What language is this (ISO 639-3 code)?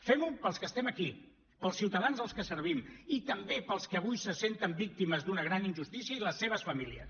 cat